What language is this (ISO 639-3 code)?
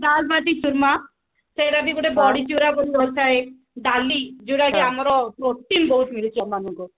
ori